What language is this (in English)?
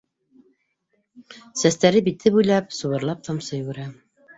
Bashkir